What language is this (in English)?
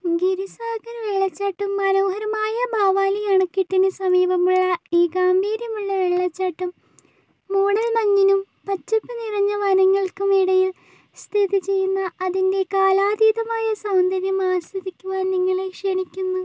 Malayalam